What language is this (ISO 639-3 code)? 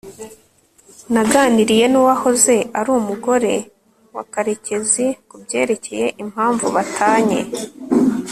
kin